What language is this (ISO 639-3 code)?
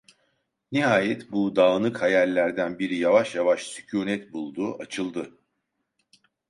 tur